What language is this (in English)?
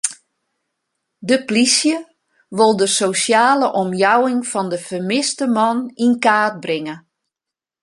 Western Frisian